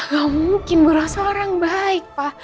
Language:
Indonesian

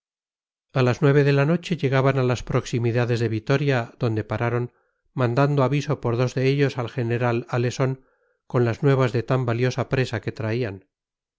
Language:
Spanish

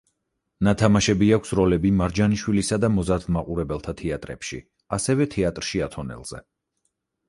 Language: Georgian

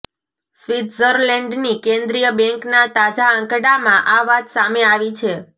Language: Gujarati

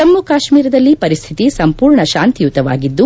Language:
Kannada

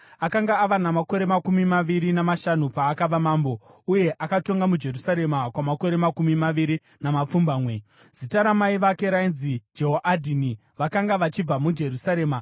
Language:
Shona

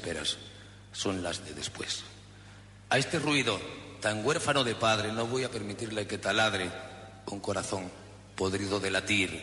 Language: Spanish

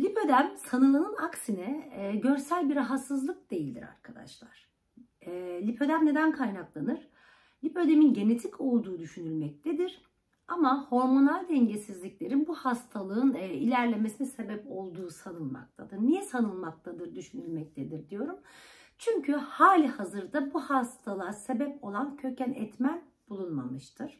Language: Turkish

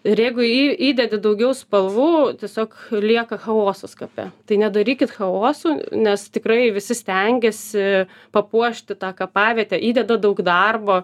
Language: Lithuanian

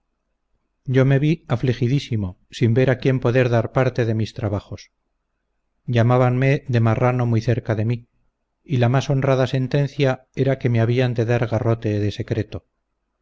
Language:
Spanish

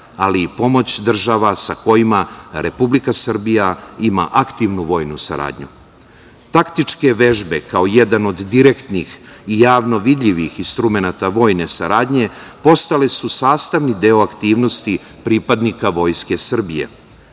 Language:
Serbian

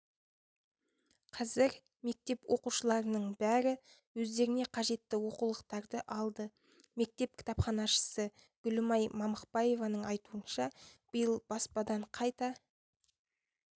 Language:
Kazakh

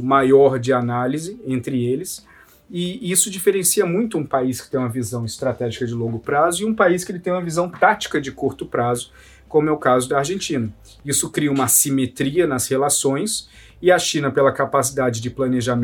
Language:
Portuguese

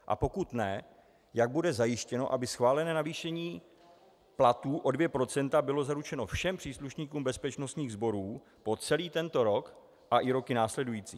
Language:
Czech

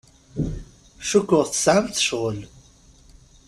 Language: Kabyle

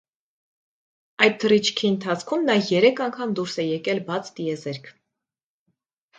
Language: Armenian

